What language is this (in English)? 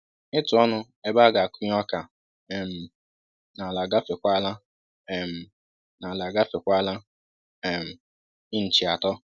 Igbo